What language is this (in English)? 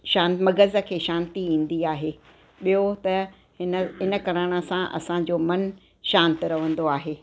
Sindhi